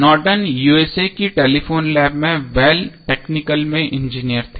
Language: Hindi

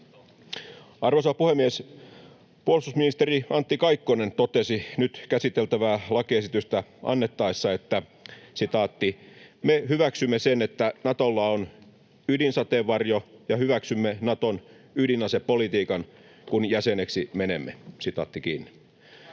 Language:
Finnish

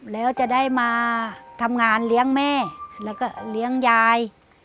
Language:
Thai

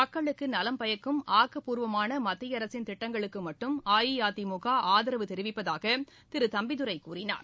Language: Tamil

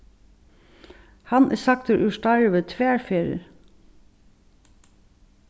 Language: Faroese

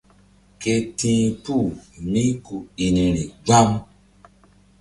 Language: Mbum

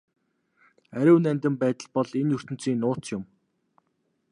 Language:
Mongolian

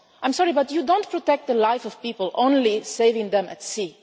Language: English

